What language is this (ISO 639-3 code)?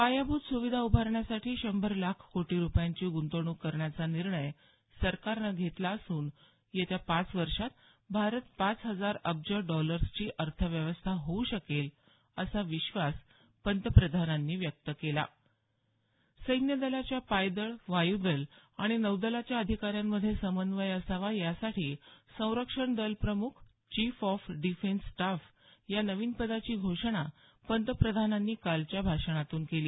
mar